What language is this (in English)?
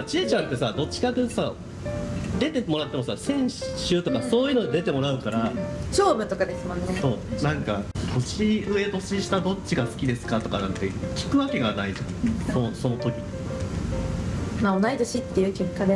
Japanese